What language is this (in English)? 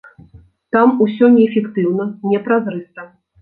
Belarusian